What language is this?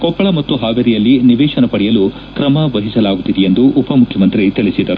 Kannada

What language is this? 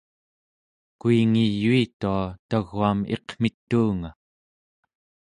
Central Yupik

